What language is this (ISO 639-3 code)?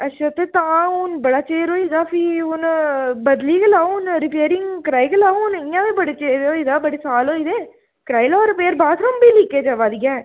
doi